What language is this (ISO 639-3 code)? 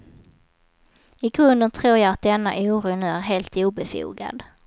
swe